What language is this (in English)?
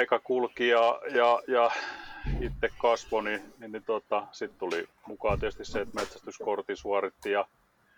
Finnish